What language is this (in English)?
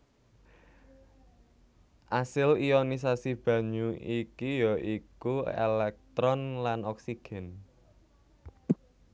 Javanese